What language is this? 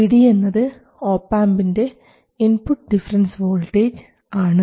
Malayalam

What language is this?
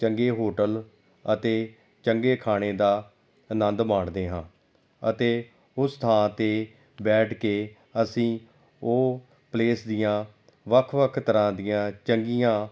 Punjabi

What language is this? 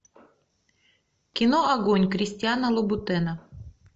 Russian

